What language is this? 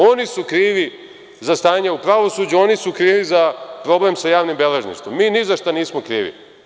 Serbian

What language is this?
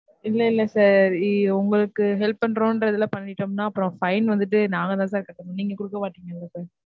Tamil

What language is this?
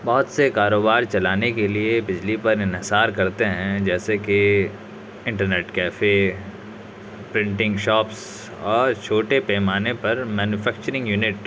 Urdu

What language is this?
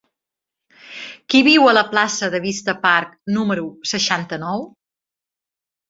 Catalan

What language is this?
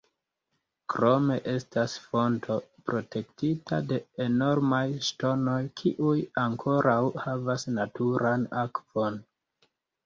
Esperanto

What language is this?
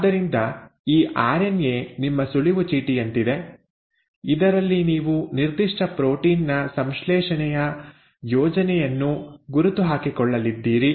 Kannada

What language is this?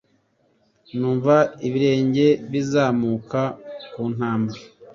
Kinyarwanda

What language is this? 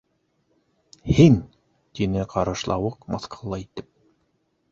Bashkir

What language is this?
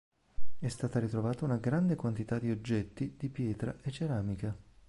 Italian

